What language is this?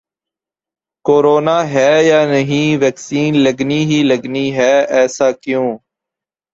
Urdu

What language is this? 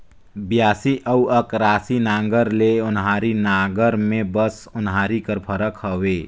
Chhattisgarhi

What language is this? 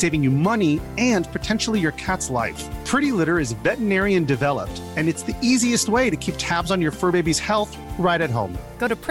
Danish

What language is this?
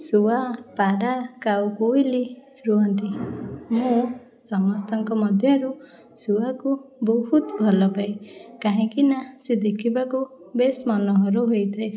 Odia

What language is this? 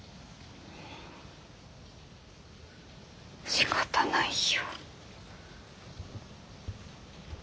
Japanese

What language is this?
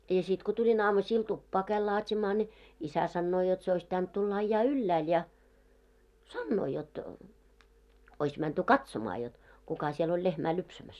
Finnish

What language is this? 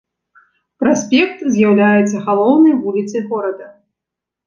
Belarusian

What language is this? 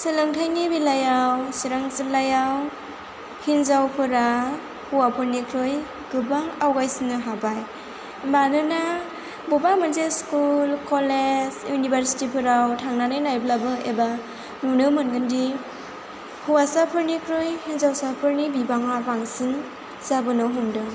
Bodo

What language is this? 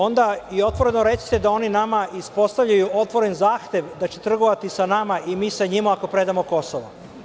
Serbian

